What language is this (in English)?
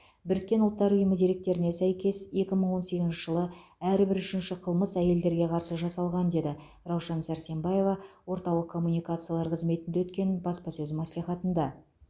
Kazakh